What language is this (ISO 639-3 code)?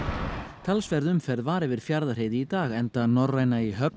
isl